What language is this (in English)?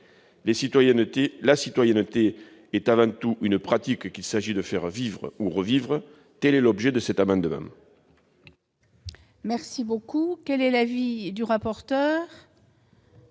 French